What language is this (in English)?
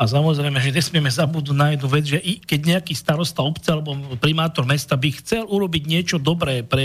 Slovak